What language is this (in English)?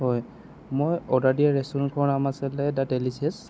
Assamese